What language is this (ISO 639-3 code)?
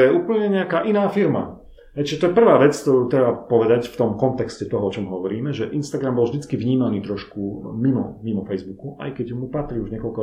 slk